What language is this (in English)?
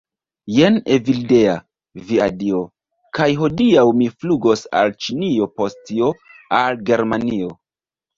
Esperanto